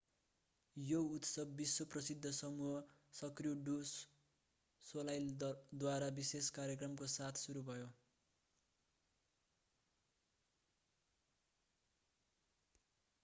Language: Nepali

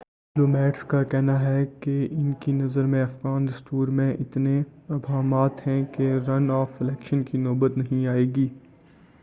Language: Urdu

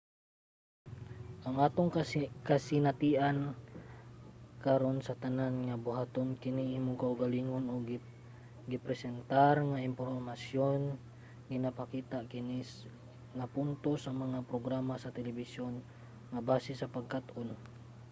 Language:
Cebuano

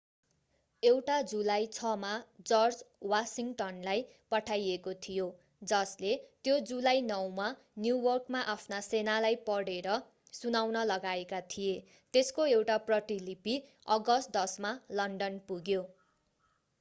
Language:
Nepali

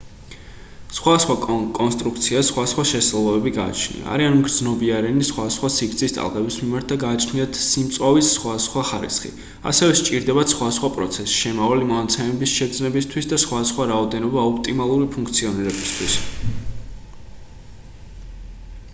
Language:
Georgian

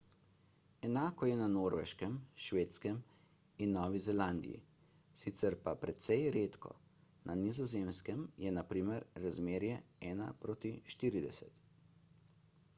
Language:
Slovenian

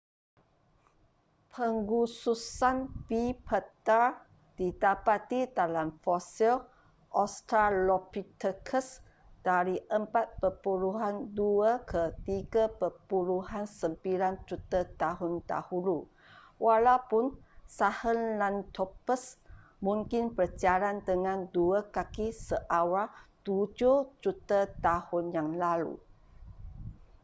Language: Malay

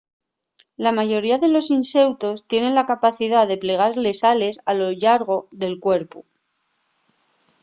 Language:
Asturian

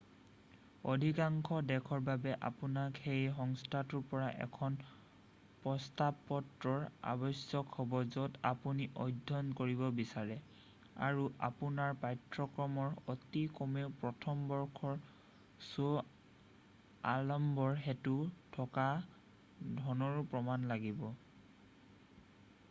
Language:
Assamese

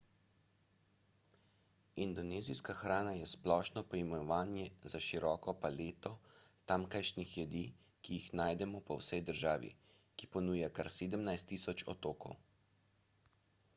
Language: Slovenian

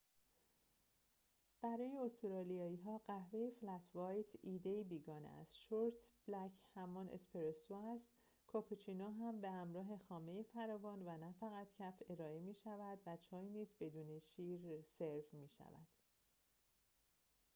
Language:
Persian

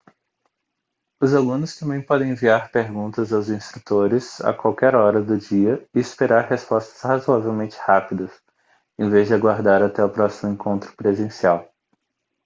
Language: Portuguese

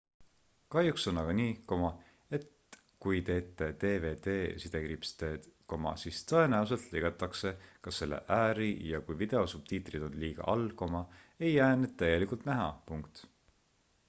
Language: Estonian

